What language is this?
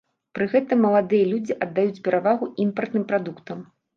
Belarusian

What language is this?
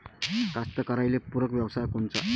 Marathi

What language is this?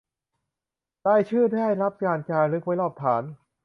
Thai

